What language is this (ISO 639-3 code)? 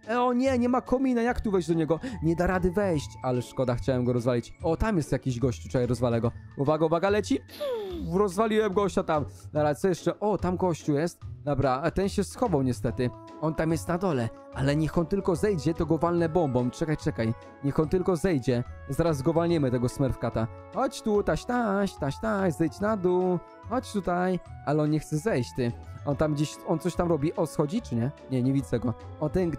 pol